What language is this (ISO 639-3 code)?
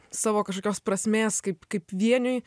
lit